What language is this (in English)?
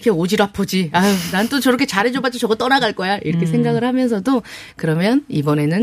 Korean